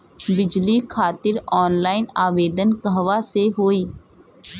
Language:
Bhojpuri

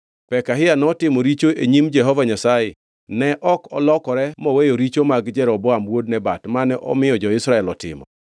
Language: Luo (Kenya and Tanzania)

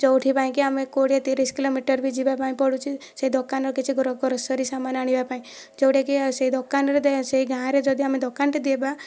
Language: Odia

